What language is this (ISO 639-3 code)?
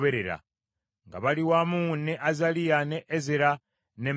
lug